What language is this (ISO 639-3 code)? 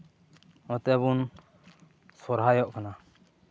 sat